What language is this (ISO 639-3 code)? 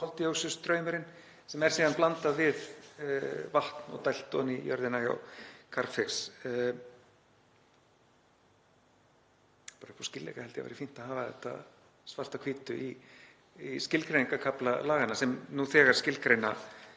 isl